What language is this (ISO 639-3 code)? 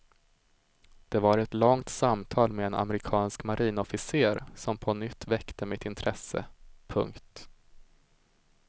swe